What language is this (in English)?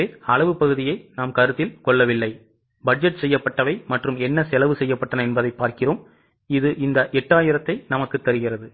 Tamil